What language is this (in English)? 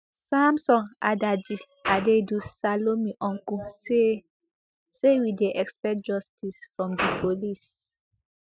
Nigerian Pidgin